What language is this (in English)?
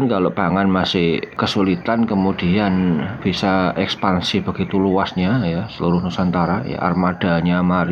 Indonesian